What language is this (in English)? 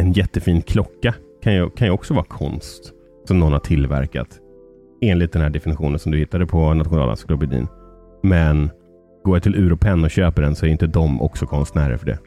Swedish